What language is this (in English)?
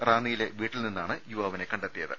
Malayalam